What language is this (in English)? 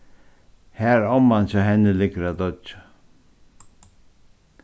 Faroese